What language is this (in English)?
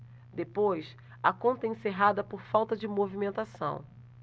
Portuguese